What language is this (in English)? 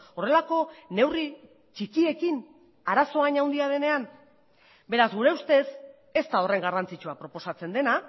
Basque